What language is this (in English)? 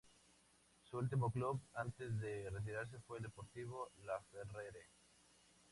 Spanish